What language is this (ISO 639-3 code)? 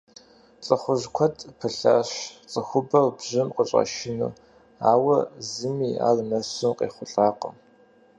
kbd